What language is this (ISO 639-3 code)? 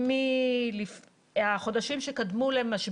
heb